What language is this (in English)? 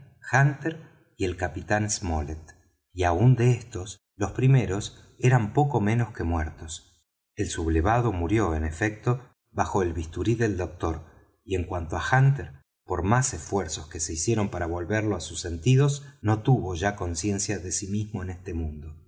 Spanish